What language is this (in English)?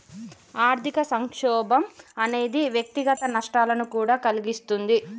Telugu